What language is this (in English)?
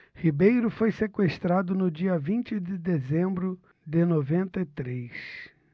Portuguese